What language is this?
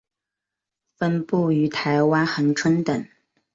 Chinese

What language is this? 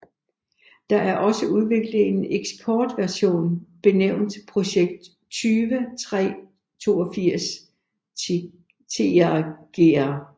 Danish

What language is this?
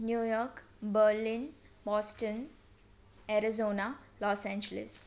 Sindhi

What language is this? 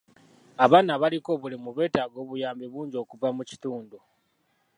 Ganda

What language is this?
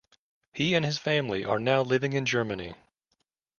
English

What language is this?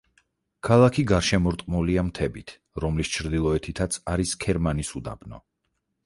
Georgian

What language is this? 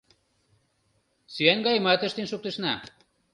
Mari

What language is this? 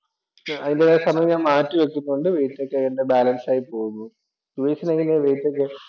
Malayalam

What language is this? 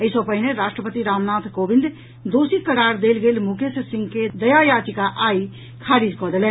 Maithili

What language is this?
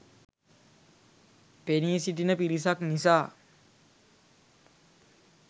Sinhala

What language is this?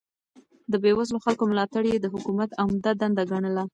Pashto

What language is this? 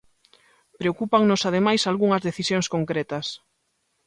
Galician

